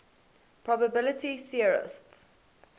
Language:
English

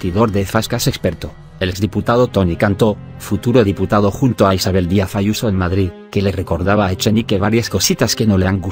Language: Spanish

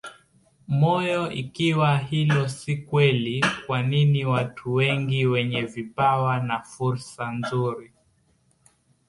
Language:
Swahili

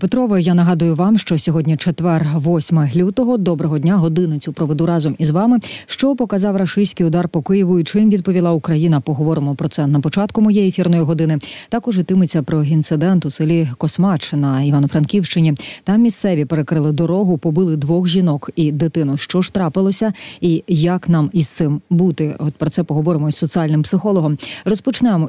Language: Ukrainian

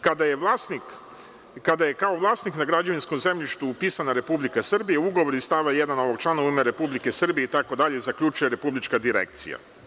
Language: Serbian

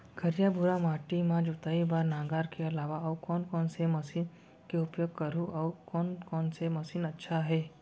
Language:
Chhattisgarhi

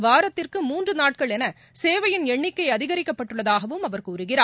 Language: Tamil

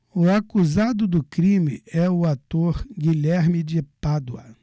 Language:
Portuguese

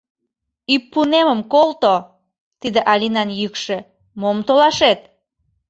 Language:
Mari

